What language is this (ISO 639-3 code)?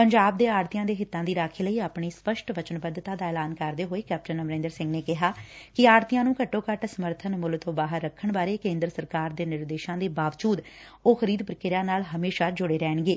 pan